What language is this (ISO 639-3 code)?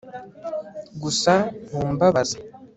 kin